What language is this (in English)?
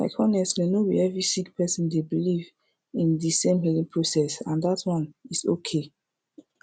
Nigerian Pidgin